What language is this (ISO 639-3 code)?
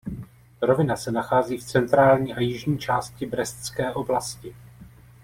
ces